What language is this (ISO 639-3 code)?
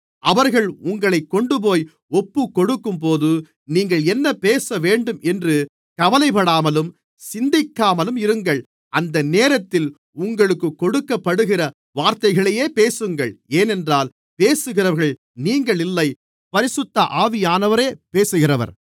tam